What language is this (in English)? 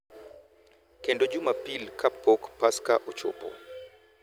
Luo (Kenya and Tanzania)